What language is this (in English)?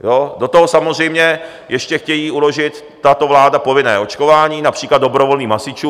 Czech